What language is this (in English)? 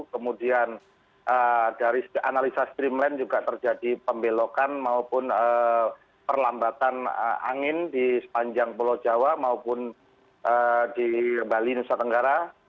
Indonesian